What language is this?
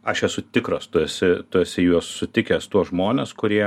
Lithuanian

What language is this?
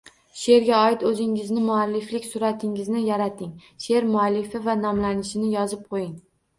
Uzbek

